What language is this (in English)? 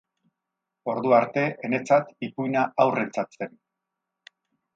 Basque